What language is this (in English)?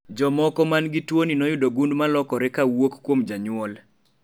Luo (Kenya and Tanzania)